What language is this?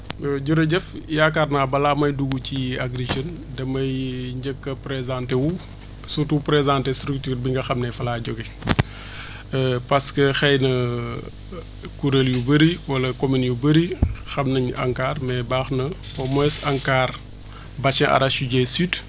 Wolof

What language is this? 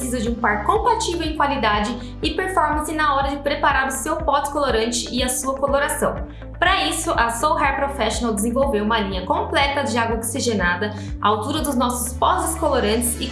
Portuguese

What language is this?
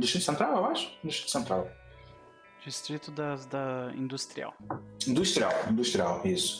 Portuguese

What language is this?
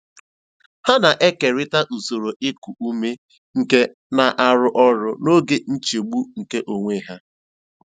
Igbo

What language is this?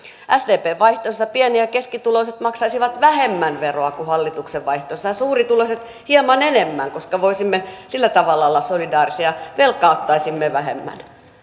Finnish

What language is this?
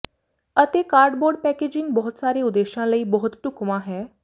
Punjabi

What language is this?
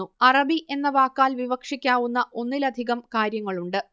Malayalam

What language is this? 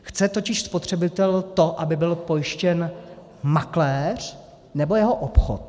Czech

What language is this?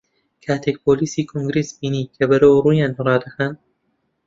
Central Kurdish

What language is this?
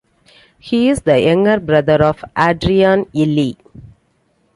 English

